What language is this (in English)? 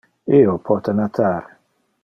Interlingua